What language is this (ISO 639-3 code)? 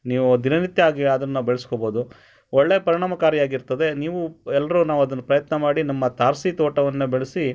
kan